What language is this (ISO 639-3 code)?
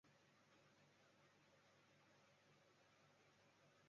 zho